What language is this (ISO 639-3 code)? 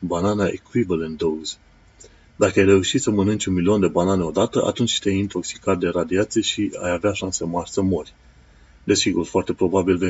ron